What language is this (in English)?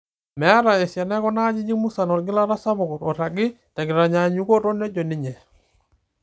Masai